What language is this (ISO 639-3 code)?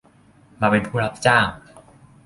tha